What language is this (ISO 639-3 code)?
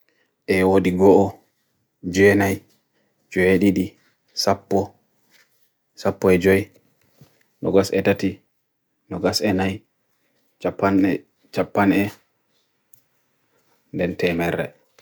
fui